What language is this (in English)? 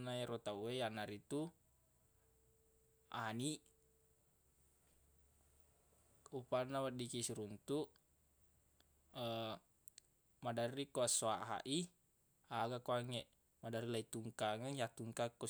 Buginese